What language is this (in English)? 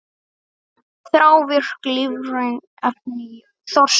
Icelandic